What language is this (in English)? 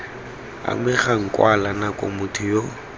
Tswana